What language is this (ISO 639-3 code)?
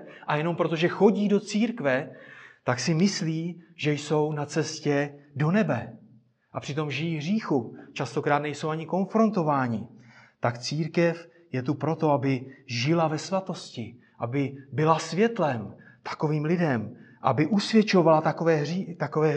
ces